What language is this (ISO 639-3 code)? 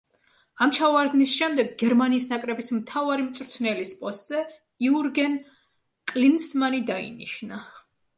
kat